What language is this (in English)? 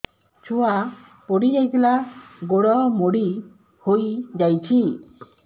Odia